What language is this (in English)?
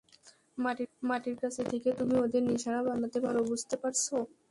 Bangla